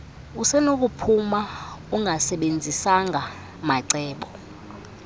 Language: Xhosa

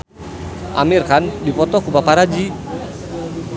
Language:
Sundanese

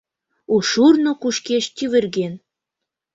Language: Mari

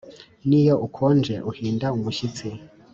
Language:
Kinyarwanda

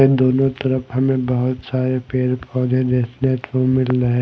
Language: Hindi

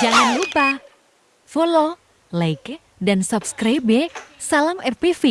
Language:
Indonesian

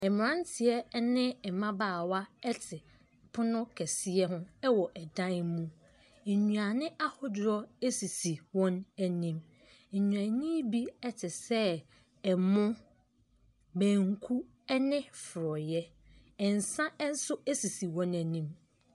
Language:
Akan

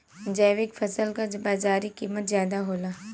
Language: Bhojpuri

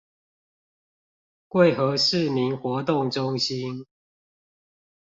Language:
Chinese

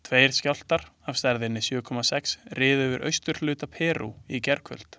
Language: Icelandic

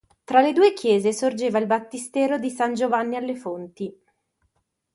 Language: Italian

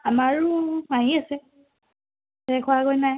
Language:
Assamese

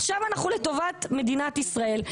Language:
Hebrew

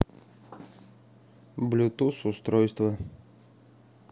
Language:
Russian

